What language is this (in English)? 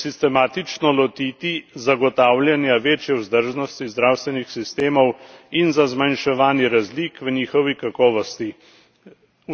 Slovenian